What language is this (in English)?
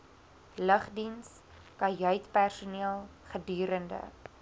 Afrikaans